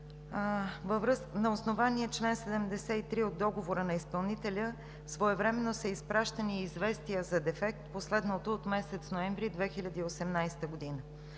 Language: Bulgarian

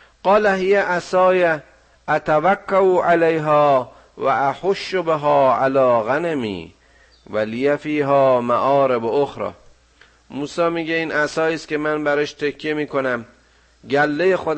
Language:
Persian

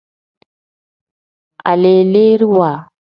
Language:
Tem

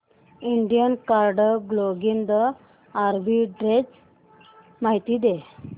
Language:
Marathi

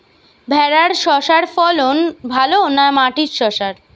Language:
Bangla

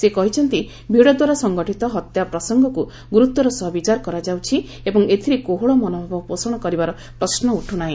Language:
Odia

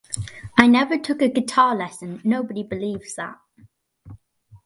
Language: English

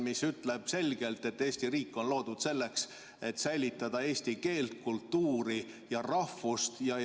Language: Estonian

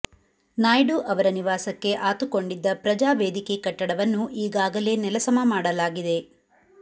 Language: Kannada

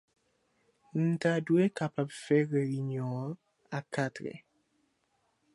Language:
Haitian Creole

